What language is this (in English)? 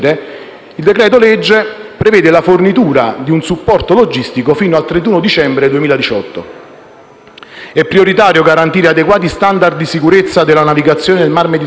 Italian